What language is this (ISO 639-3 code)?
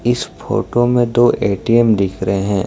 hin